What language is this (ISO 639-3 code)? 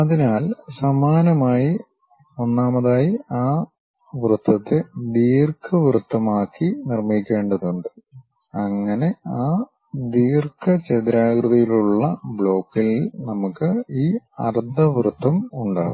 mal